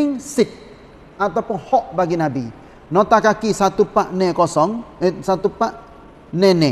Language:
Malay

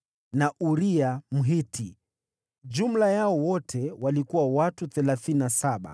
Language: Swahili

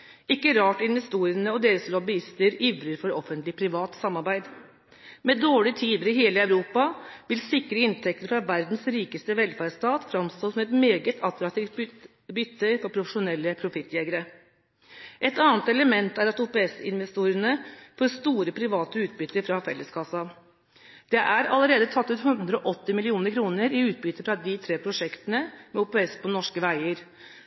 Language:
Norwegian Bokmål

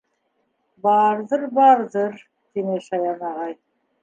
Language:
Bashkir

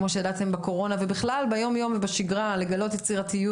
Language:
Hebrew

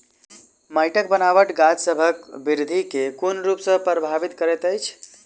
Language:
Maithili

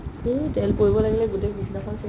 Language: Assamese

